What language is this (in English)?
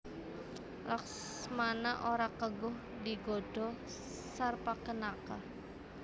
Javanese